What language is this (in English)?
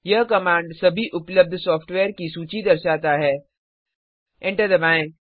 Hindi